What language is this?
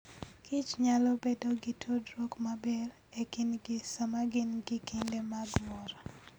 Luo (Kenya and Tanzania)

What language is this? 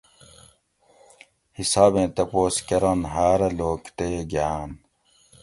Gawri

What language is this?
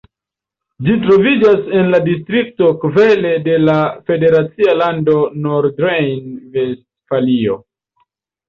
Esperanto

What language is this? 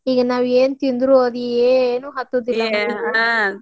Kannada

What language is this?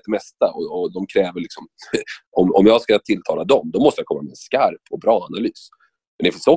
Swedish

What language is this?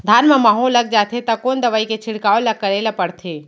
Chhattisgarhi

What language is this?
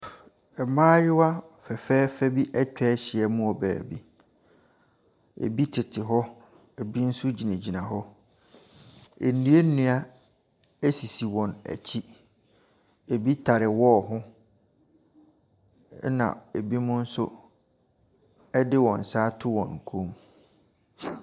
Akan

